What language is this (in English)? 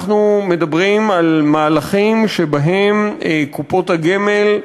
Hebrew